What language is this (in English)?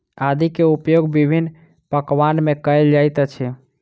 Maithili